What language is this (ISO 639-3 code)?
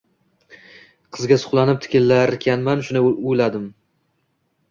uzb